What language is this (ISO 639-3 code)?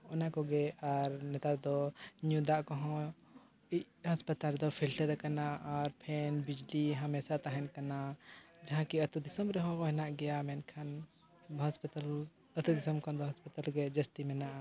sat